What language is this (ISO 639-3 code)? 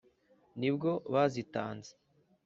kin